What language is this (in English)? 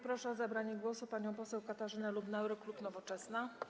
Polish